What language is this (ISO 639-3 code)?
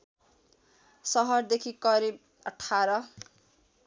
nep